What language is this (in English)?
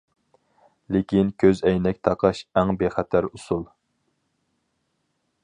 Uyghur